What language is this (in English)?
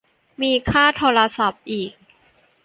Thai